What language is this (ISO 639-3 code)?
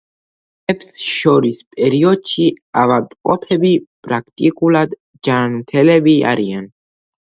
kat